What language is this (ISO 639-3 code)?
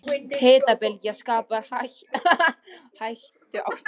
isl